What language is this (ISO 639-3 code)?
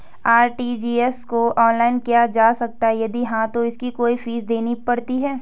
hin